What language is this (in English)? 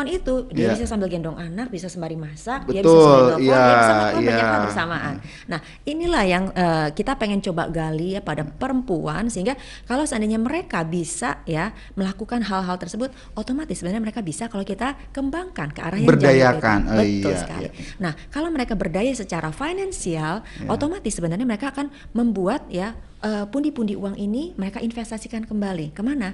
Indonesian